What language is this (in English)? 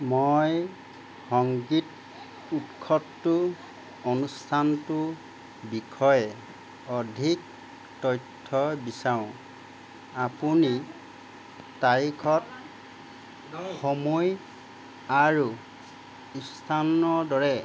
Assamese